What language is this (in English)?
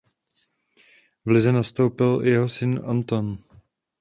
Czech